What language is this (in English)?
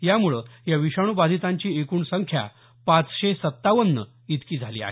Marathi